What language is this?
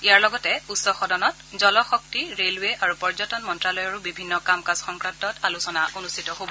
Assamese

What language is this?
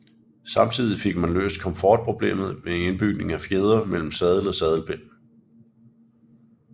Danish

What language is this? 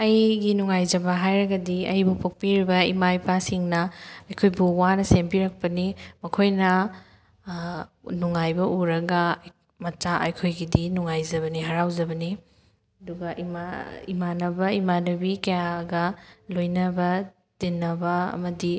Manipuri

